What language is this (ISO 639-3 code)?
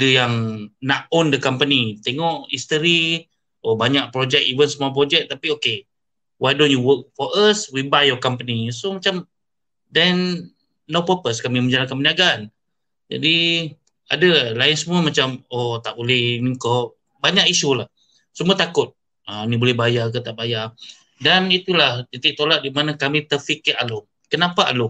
msa